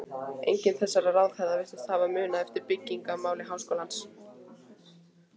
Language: Icelandic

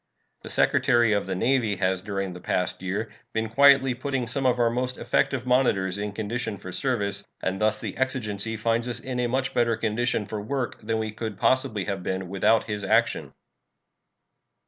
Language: English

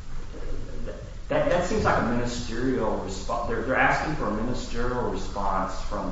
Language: English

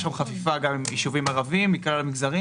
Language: Hebrew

